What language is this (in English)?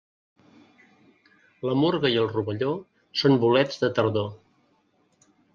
Catalan